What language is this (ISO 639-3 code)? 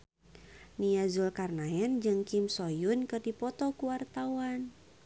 sun